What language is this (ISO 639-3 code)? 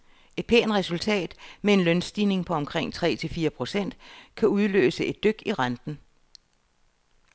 dan